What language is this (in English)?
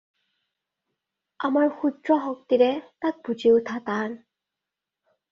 Assamese